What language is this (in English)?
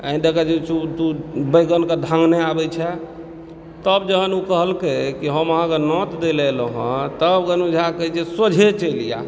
Maithili